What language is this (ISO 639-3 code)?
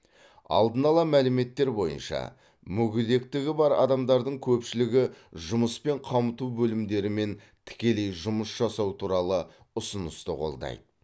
kaz